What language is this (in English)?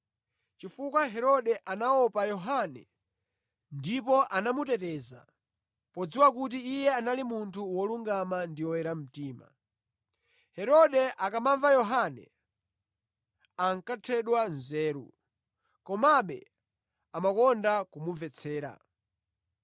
Nyanja